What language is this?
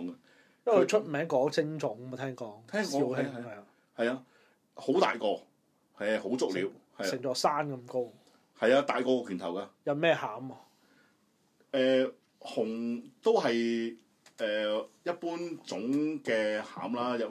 Chinese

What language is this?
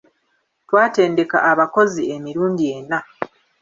Ganda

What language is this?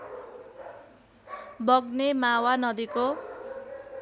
Nepali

